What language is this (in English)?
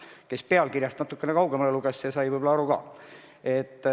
Estonian